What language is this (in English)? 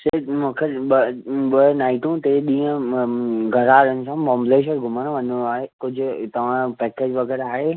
Sindhi